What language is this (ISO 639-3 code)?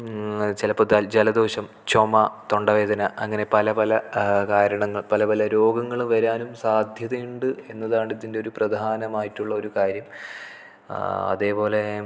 mal